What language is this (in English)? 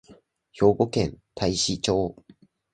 Japanese